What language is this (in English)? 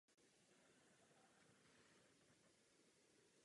Czech